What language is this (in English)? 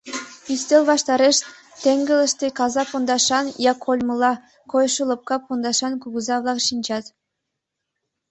Mari